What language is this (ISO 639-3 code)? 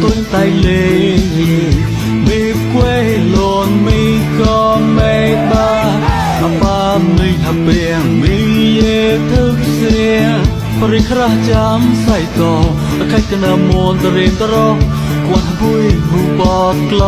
tha